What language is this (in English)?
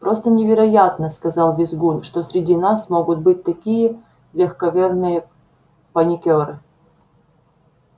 Russian